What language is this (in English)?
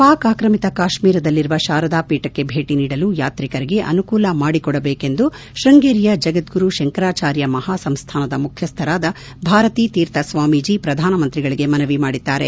Kannada